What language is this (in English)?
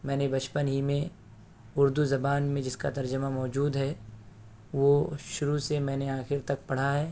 Urdu